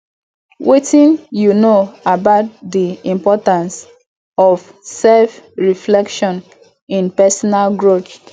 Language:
Nigerian Pidgin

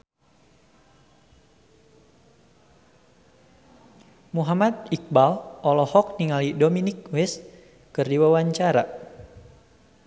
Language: Sundanese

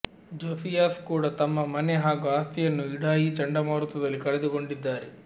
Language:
Kannada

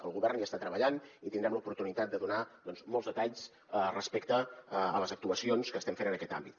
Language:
Catalan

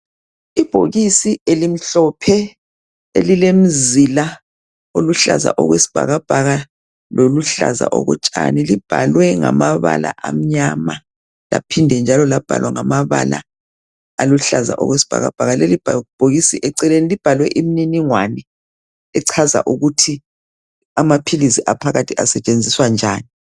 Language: North Ndebele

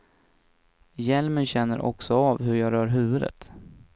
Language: Swedish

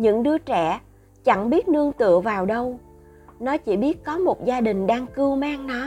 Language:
Vietnamese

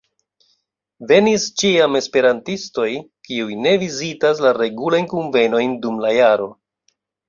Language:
Esperanto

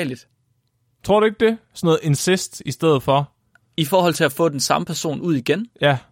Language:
Danish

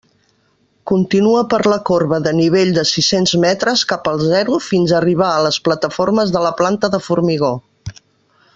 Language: Catalan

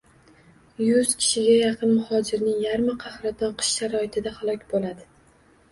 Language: Uzbek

